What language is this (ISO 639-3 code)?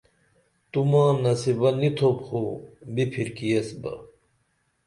dml